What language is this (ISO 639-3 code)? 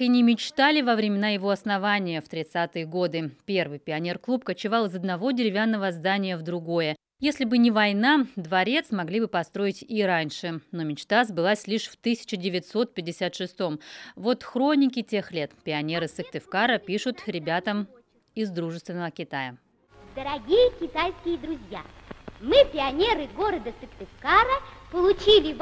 rus